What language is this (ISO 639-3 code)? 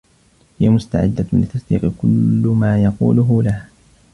ara